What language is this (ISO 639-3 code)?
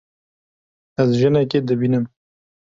kur